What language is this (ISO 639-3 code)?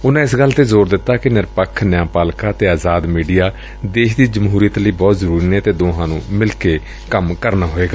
pan